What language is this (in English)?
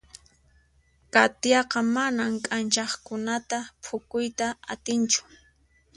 Puno Quechua